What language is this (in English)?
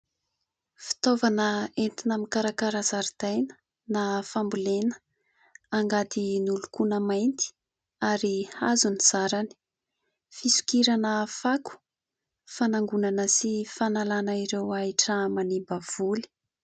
Malagasy